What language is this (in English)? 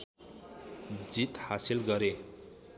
Nepali